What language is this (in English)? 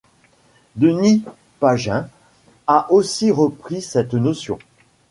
French